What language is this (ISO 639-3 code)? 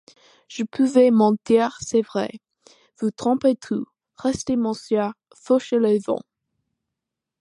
fra